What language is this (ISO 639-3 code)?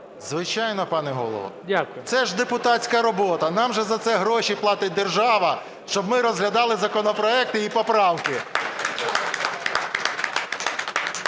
ukr